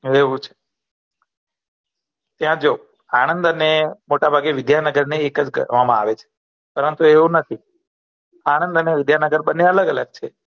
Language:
Gujarati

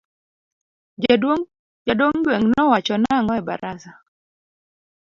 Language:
Luo (Kenya and Tanzania)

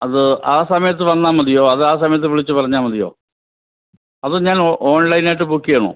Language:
Malayalam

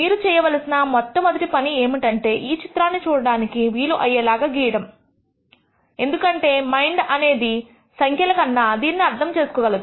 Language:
Telugu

